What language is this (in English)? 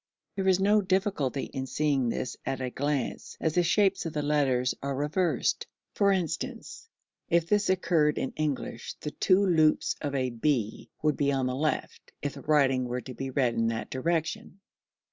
English